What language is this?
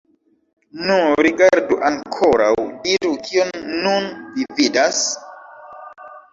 Esperanto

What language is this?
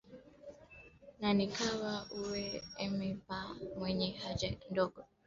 Swahili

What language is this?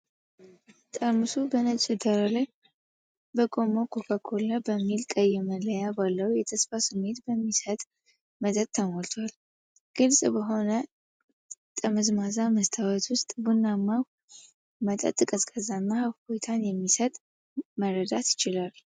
Amharic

